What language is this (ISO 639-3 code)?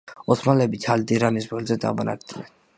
kat